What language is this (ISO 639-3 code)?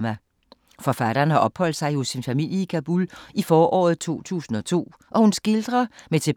dan